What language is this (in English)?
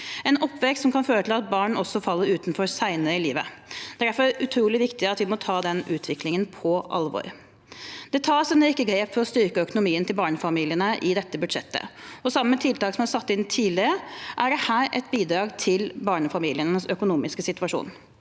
Norwegian